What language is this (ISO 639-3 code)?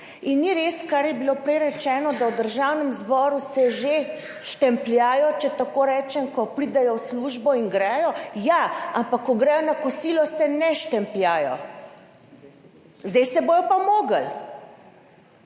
slv